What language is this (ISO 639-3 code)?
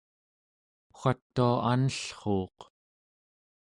esu